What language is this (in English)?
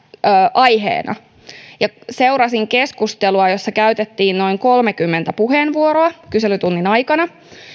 Finnish